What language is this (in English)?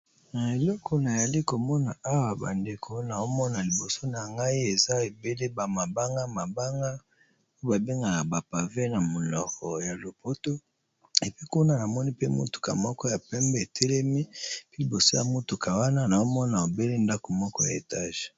Lingala